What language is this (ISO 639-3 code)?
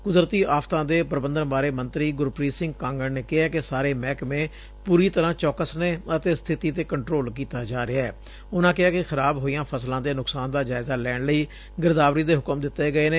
pan